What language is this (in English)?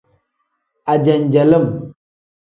Tem